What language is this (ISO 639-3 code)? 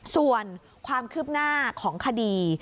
tha